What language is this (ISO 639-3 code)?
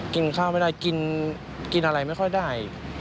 tha